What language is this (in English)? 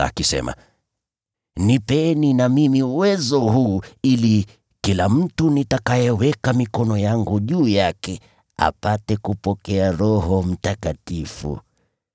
Swahili